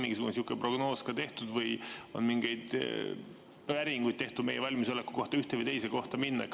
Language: Estonian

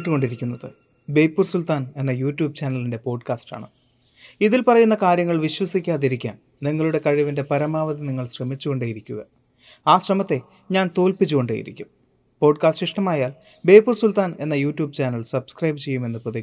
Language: Malayalam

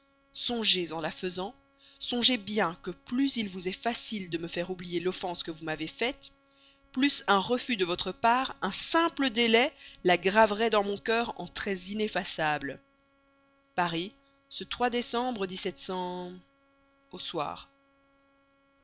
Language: French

